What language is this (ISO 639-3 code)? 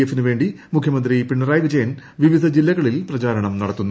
mal